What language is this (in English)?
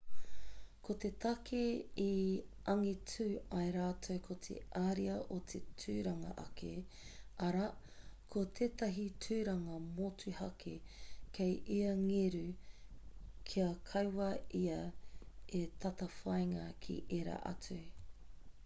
Māori